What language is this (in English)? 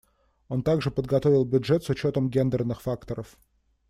Russian